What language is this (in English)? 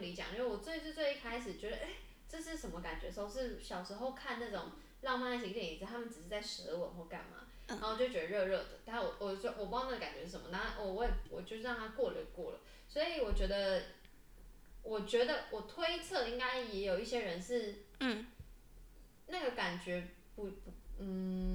Chinese